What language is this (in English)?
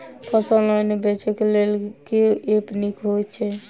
Maithili